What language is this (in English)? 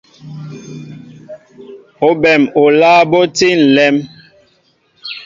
Mbo (Cameroon)